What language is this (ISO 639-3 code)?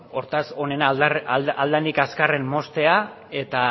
eus